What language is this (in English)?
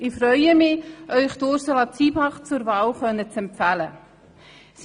Swiss German